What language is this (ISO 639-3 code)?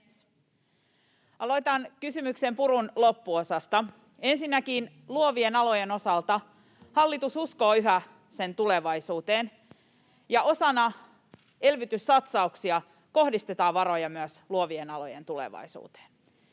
fin